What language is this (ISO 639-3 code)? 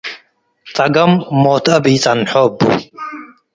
tig